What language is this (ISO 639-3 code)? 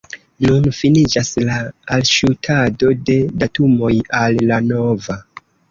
epo